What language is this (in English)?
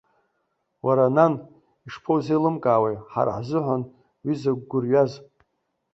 Abkhazian